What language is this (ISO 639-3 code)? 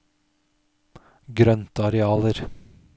nor